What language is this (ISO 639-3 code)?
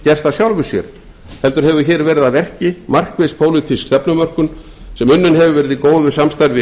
isl